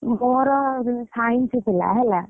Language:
Odia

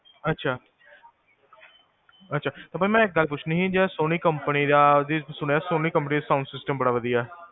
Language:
Punjabi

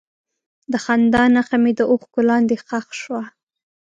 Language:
Pashto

